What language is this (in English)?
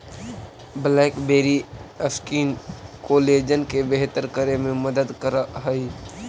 Magahi